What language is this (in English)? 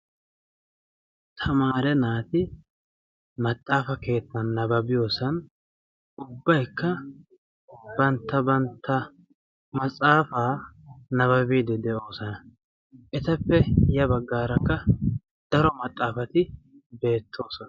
Wolaytta